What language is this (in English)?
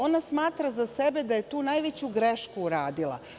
Serbian